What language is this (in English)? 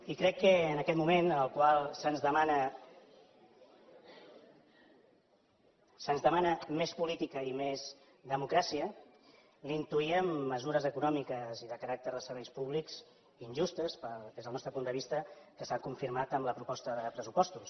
Catalan